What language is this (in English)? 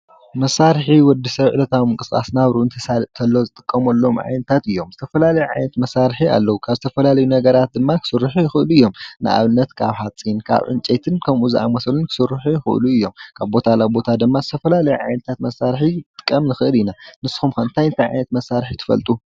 Tigrinya